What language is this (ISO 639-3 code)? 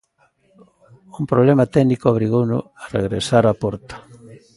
glg